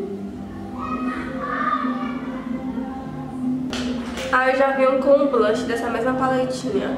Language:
Portuguese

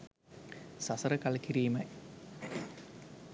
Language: Sinhala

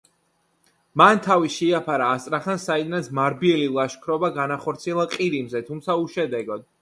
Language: Georgian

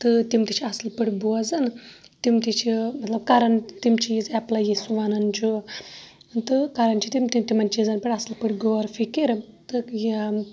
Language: Kashmiri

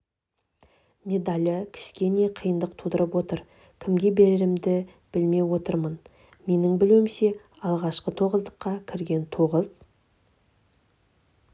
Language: Kazakh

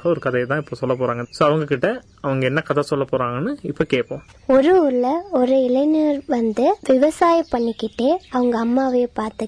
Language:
Tamil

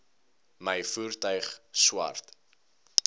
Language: Afrikaans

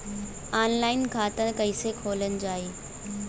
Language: Bhojpuri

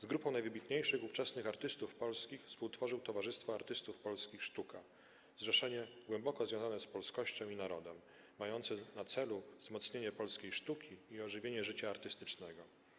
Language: Polish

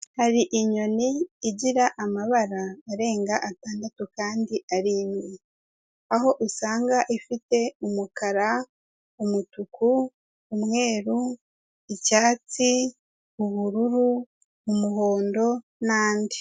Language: Kinyarwanda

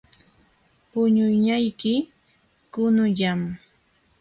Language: Jauja Wanca Quechua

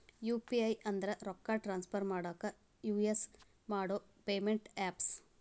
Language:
Kannada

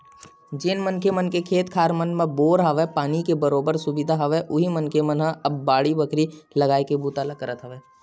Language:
Chhattisgarhi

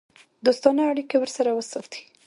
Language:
Pashto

